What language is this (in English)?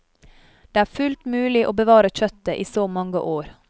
Norwegian